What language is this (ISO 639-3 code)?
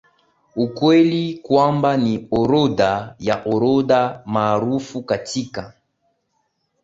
swa